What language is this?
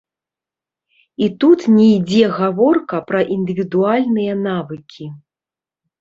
Belarusian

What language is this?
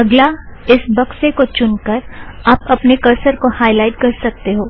Hindi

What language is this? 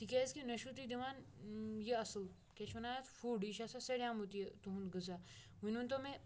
Kashmiri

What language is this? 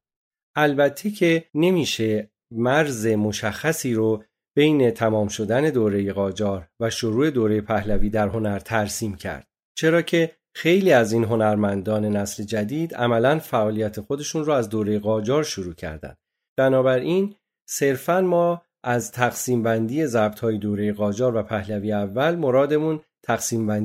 Persian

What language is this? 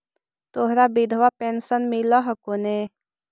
Magahi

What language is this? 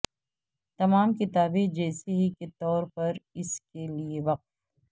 Urdu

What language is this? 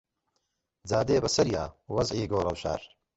Central Kurdish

